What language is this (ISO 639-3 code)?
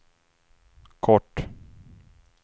swe